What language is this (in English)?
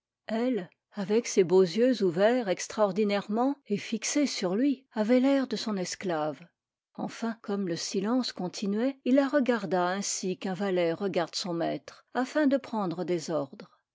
French